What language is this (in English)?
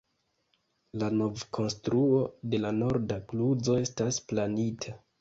Esperanto